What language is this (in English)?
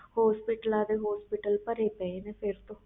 Punjabi